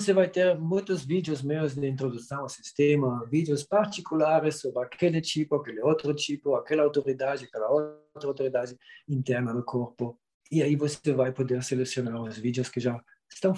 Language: Portuguese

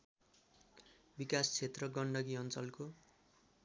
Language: Nepali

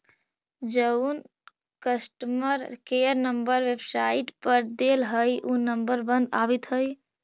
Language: Magahi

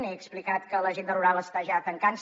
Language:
Catalan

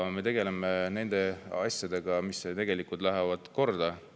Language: Estonian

